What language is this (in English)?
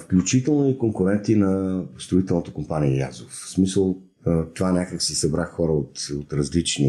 Bulgarian